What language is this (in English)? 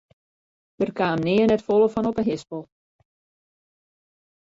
Western Frisian